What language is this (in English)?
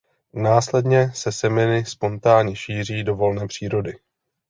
Czech